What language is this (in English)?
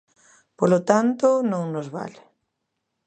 Galician